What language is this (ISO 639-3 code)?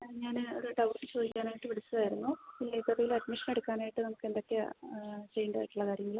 mal